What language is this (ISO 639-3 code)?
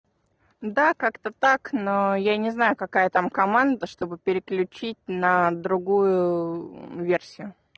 rus